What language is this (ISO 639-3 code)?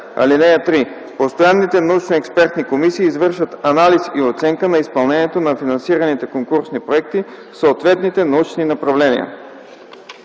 bul